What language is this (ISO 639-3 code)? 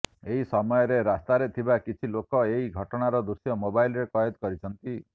ori